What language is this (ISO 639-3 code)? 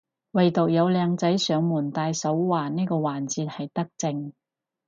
yue